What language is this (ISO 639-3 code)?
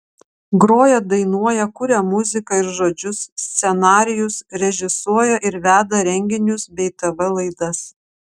lit